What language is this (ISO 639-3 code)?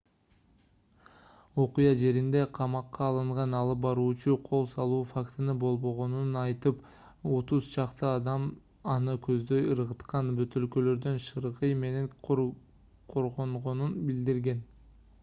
kir